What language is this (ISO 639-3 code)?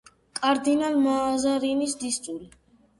kat